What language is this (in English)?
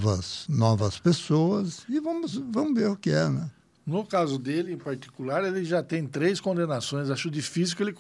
Portuguese